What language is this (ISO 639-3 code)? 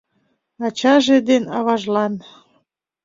chm